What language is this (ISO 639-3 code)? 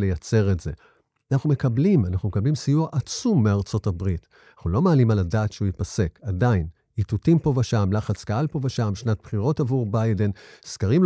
heb